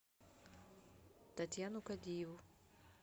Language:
Russian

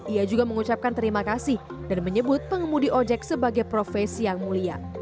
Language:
Indonesian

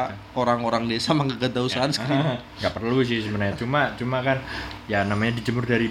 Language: Indonesian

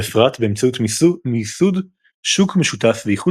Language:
Hebrew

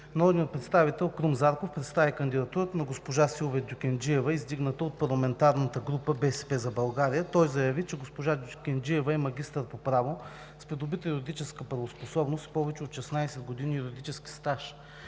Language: Bulgarian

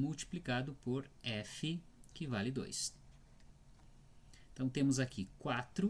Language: Portuguese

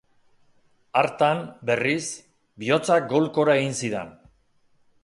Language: Basque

